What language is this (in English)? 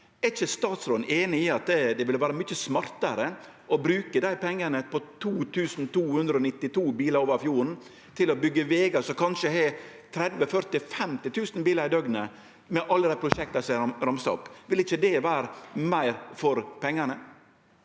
Norwegian